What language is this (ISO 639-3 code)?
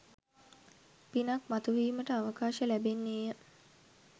sin